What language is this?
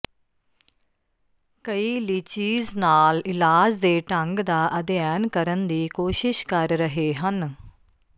Punjabi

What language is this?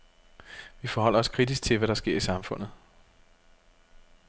Danish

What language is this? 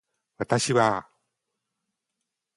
Japanese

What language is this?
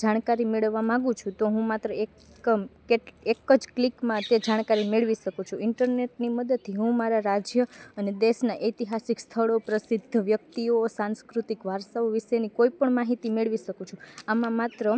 Gujarati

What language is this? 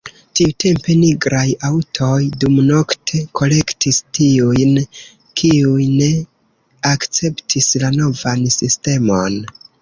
Esperanto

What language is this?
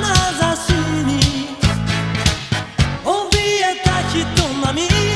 Korean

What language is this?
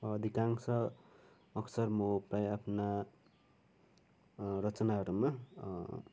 Nepali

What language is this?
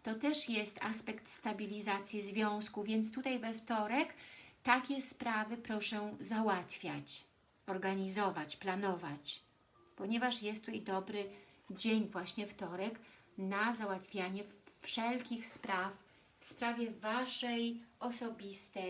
Polish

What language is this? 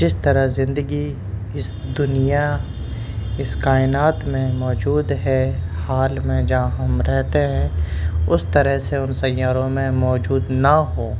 Urdu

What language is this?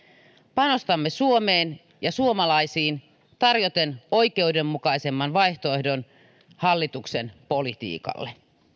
Finnish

